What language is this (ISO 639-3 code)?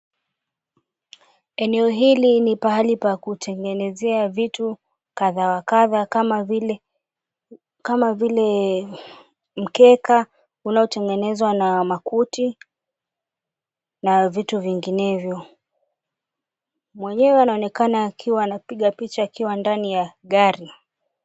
swa